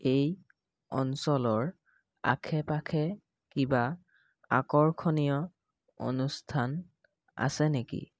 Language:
Assamese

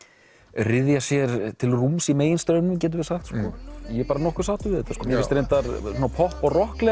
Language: Icelandic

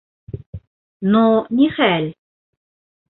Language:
Bashkir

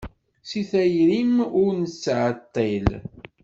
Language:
Kabyle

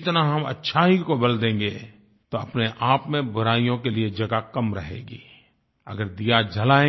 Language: Hindi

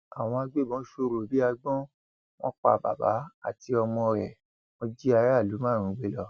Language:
Yoruba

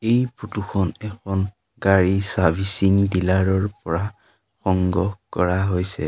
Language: Assamese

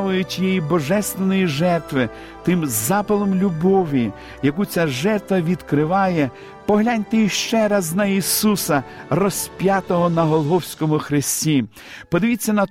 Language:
Ukrainian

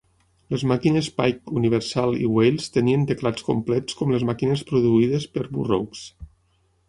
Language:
Catalan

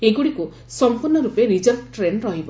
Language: Odia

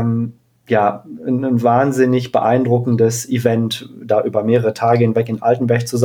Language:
German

